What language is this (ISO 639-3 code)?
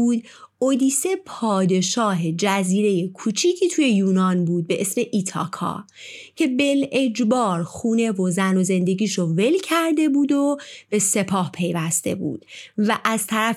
fas